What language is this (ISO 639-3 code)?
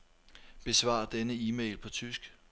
dan